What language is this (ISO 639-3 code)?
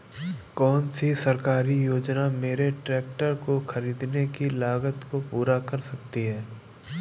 hin